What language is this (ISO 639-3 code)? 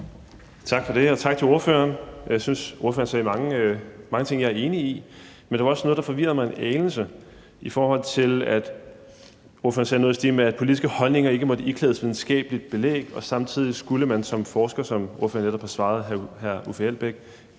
dan